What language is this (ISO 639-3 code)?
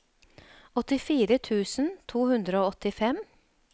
nor